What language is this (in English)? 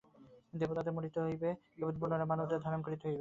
Bangla